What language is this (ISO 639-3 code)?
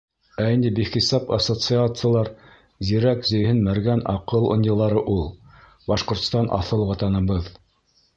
bak